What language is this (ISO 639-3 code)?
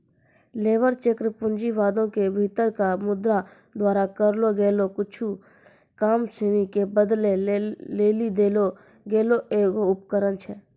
mai